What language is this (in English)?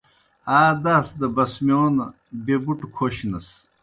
Kohistani Shina